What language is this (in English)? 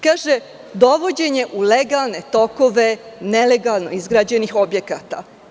Serbian